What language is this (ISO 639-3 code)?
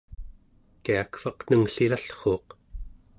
esu